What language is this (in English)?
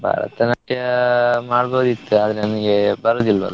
Kannada